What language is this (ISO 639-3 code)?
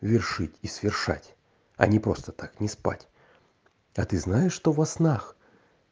rus